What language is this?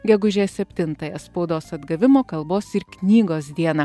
Lithuanian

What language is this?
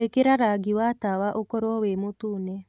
Kikuyu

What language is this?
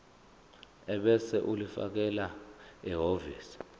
Zulu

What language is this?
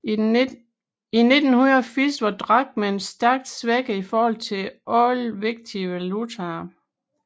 Danish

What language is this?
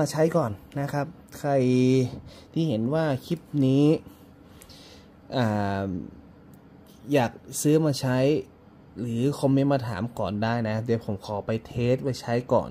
Thai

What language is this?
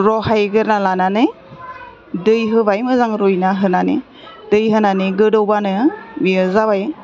Bodo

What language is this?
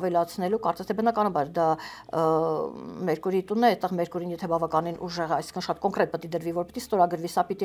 Romanian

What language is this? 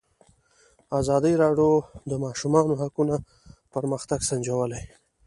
Pashto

